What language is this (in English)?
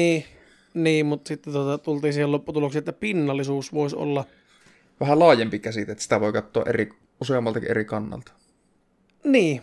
Finnish